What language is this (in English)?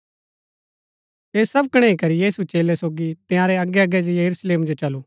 Gaddi